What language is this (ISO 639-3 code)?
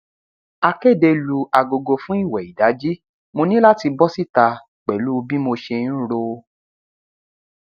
yor